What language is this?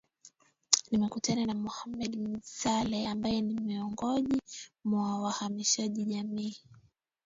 Swahili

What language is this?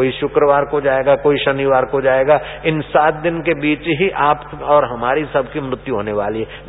Hindi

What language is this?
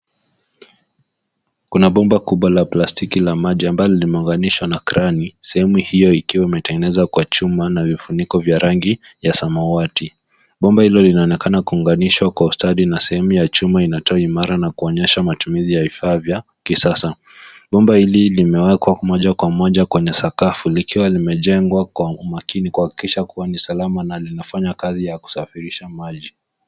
Swahili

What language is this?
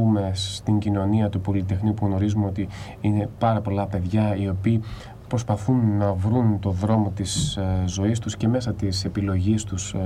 Greek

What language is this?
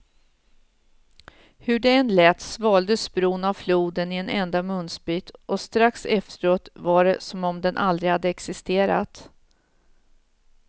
Swedish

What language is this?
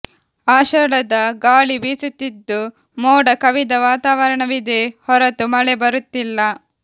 Kannada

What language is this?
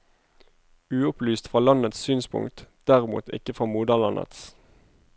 Norwegian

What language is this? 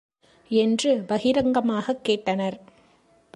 Tamil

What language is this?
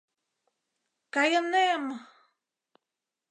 Mari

